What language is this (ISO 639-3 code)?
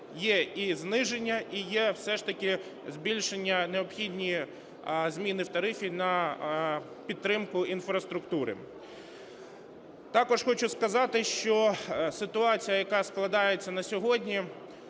ukr